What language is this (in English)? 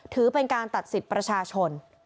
Thai